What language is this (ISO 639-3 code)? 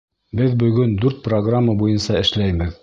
bak